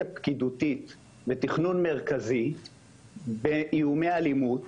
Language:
Hebrew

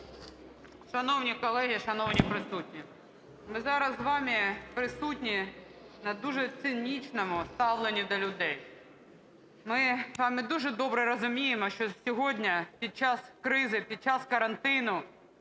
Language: Ukrainian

